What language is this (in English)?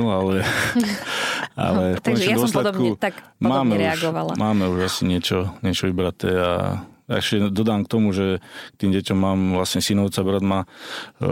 Slovak